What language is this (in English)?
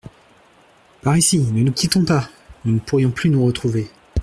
French